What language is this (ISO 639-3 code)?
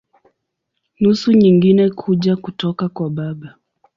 swa